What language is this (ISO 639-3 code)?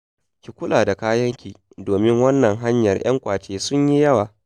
hau